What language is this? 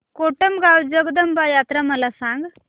Marathi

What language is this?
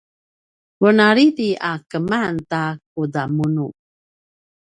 Paiwan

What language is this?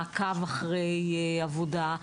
Hebrew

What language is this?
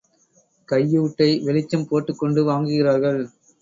Tamil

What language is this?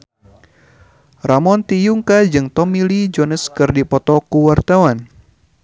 Sundanese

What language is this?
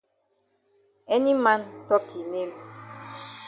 Cameroon Pidgin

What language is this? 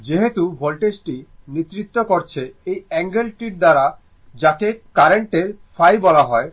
Bangla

